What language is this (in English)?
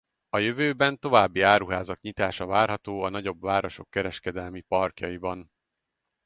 Hungarian